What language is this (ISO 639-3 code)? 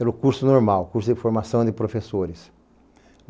por